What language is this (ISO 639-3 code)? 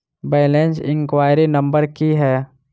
mai